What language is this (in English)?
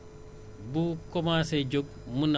Wolof